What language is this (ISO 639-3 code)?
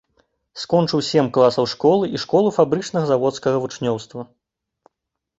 bel